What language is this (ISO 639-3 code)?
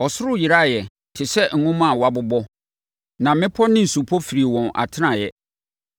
aka